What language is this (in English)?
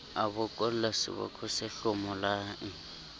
Southern Sotho